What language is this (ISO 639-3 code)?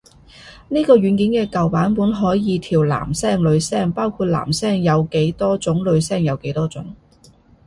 yue